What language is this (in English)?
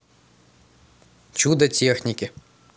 Russian